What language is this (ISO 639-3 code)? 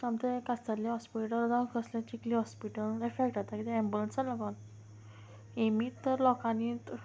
kok